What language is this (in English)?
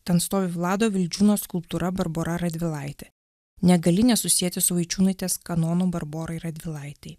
Lithuanian